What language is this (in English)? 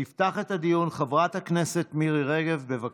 Hebrew